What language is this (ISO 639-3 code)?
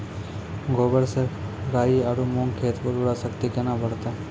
mai